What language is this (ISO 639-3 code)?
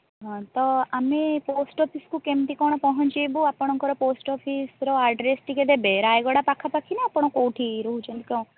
ori